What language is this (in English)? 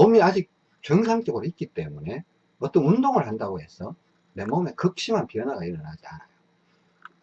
Korean